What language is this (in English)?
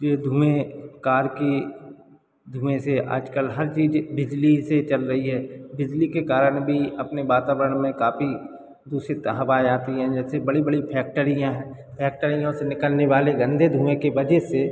Hindi